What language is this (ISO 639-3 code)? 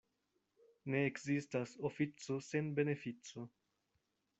epo